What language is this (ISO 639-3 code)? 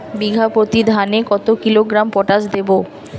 ben